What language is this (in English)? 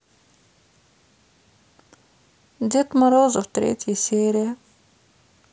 Russian